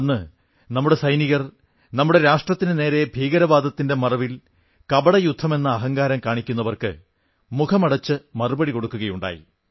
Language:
Malayalam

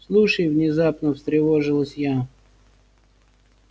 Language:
Russian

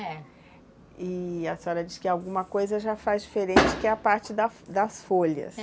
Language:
Portuguese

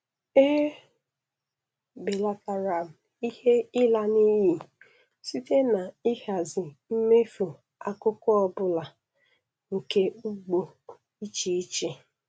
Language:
Igbo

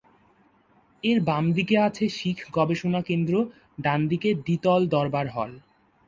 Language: Bangla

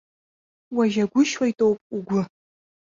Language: Abkhazian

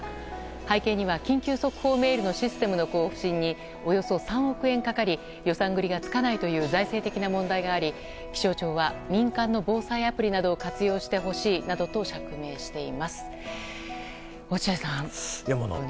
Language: Japanese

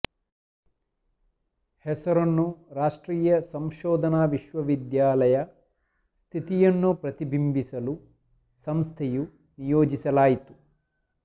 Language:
Kannada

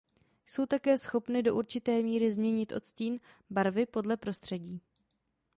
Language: Czech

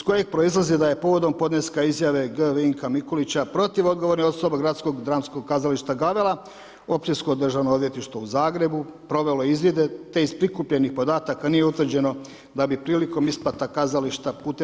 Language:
Croatian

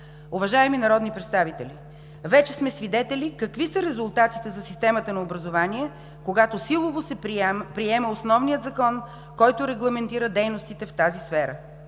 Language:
Bulgarian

